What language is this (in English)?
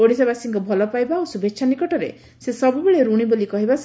Odia